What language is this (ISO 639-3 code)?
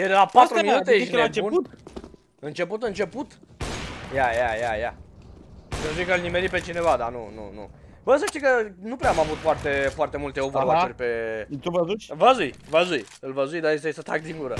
ron